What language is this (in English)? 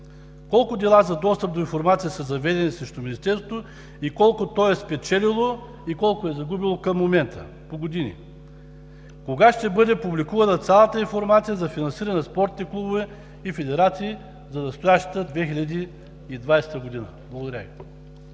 Bulgarian